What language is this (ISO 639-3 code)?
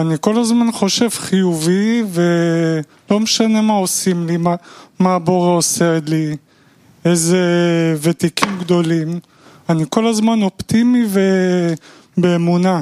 heb